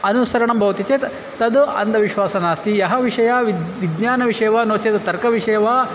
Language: Sanskrit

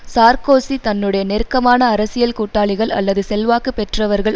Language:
Tamil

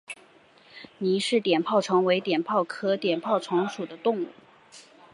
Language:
Chinese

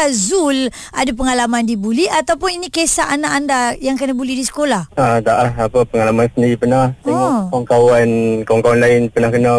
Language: Malay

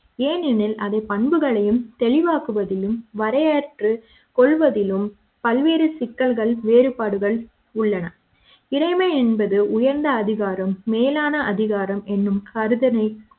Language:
Tamil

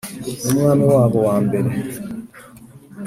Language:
Kinyarwanda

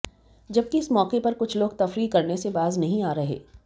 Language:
Hindi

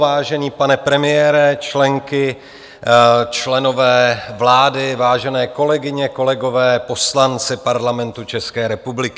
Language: Czech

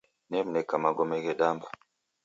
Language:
Taita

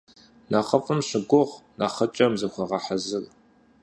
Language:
Kabardian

